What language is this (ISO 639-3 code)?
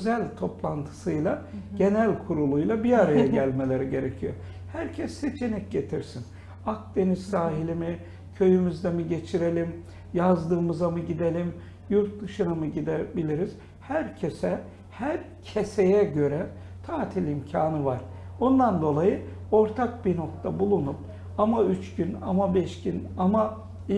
tur